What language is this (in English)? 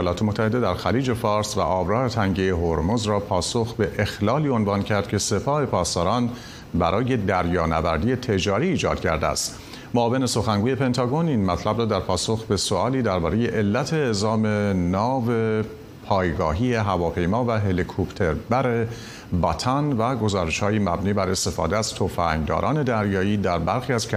Persian